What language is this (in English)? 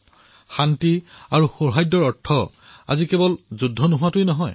Assamese